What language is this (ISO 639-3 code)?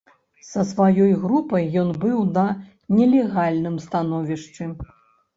bel